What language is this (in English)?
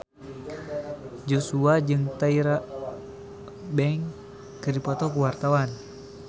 Sundanese